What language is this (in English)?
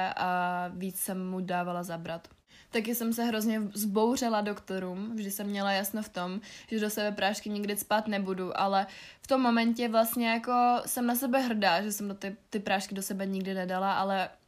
Czech